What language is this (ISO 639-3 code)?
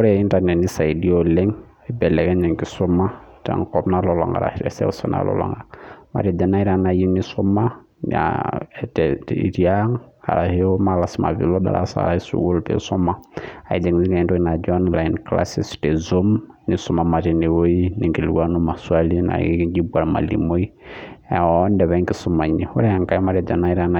mas